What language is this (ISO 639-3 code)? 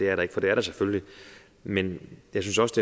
dan